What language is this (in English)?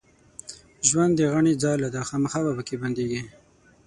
Pashto